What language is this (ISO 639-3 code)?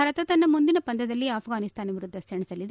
kan